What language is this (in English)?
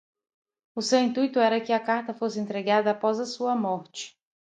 Portuguese